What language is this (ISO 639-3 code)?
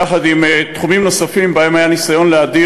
heb